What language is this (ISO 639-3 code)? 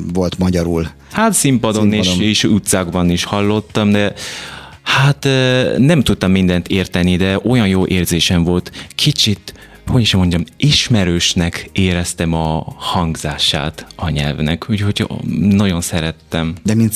hun